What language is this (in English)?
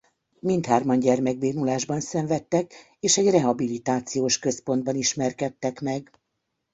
Hungarian